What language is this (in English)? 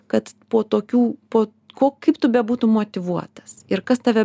Lithuanian